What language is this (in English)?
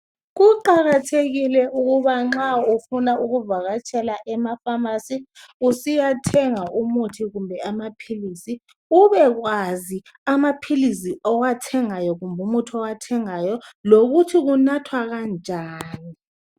North Ndebele